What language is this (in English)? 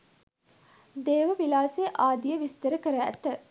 Sinhala